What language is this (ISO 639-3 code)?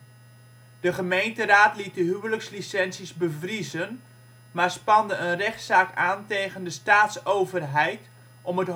nld